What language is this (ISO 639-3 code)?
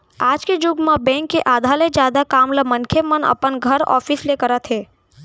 hne